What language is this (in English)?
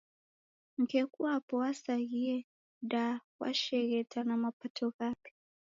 Taita